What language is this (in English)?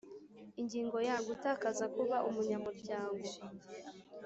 Kinyarwanda